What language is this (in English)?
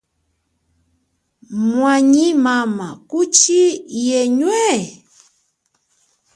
Chokwe